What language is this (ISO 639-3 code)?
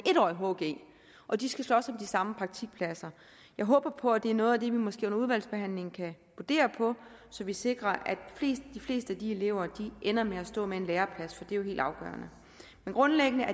dan